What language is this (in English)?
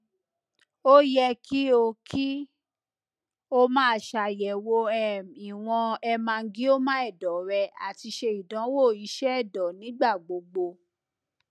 Yoruba